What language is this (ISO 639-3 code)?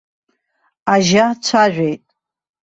abk